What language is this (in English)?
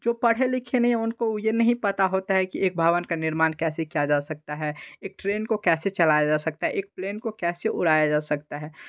Hindi